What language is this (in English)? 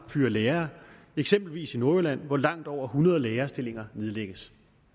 Danish